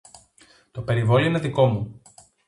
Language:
Greek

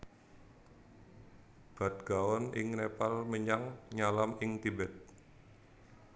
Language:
Javanese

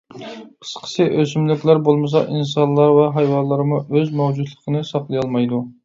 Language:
Uyghur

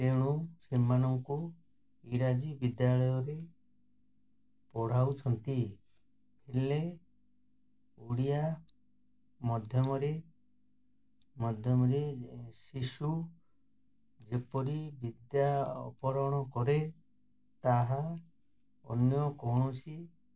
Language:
Odia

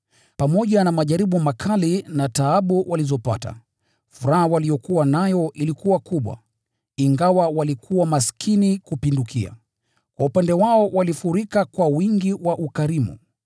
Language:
Swahili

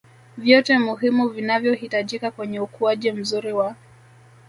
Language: Swahili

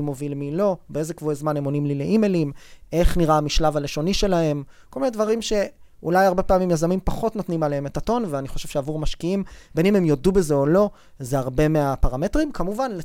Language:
Hebrew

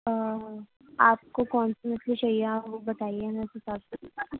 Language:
Urdu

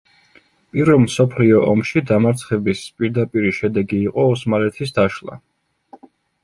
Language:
Georgian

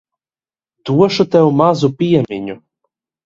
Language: Latvian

